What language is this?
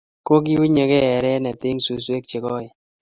Kalenjin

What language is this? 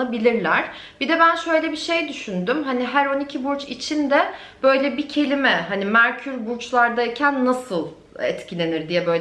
Turkish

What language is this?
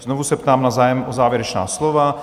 Czech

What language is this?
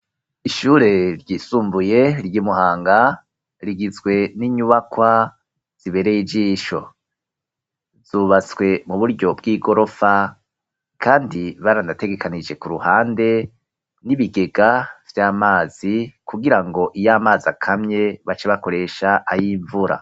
Rundi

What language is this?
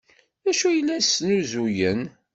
Kabyle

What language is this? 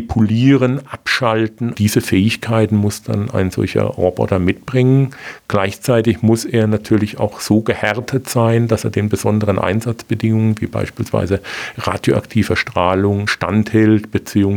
German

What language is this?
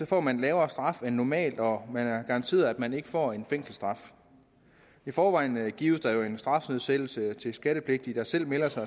Danish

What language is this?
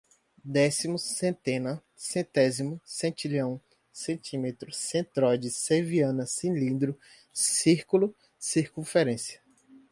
Portuguese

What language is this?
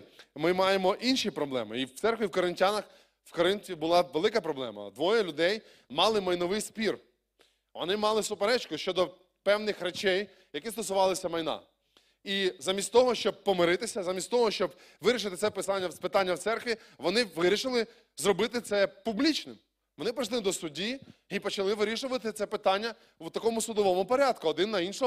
Ukrainian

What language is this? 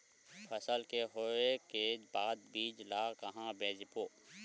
Chhattisgarhi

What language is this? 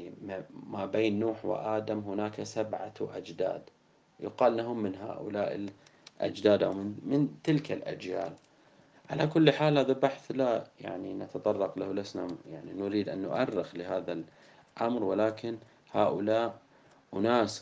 Arabic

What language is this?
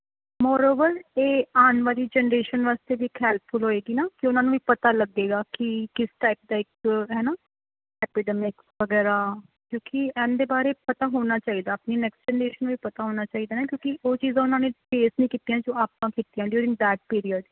Punjabi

